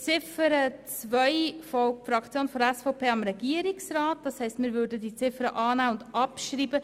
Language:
Swiss German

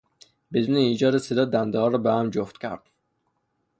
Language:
Persian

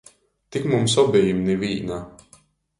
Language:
Latgalian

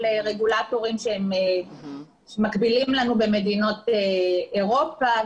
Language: Hebrew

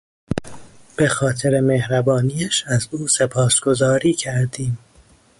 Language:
Persian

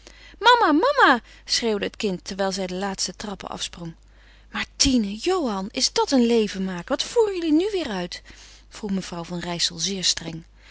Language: Dutch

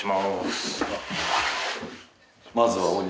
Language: Japanese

